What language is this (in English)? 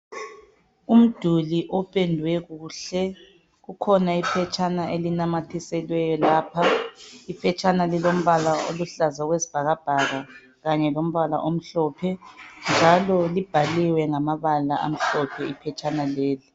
North Ndebele